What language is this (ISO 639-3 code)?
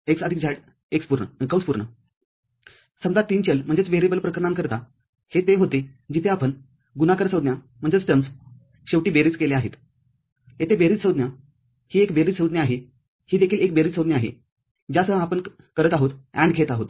mar